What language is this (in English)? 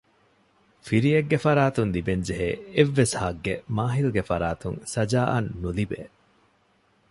Divehi